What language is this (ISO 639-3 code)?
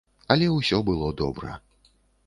bel